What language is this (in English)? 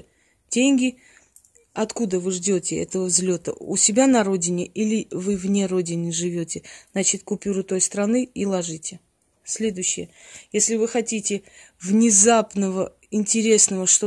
Russian